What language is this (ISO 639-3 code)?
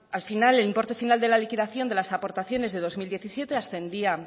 spa